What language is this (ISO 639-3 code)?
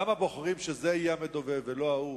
heb